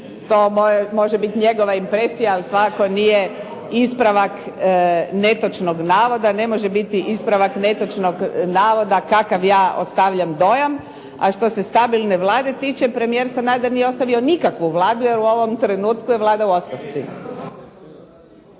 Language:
Croatian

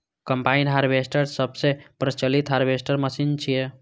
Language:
Maithili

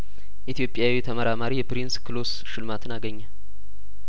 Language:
Amharic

